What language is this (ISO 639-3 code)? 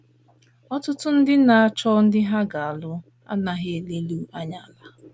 ibo